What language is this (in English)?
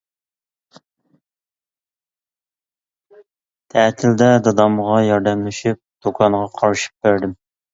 Uyghur